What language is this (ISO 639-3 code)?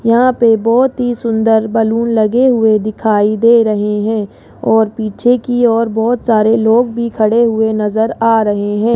hin